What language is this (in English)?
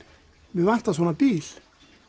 Icelandic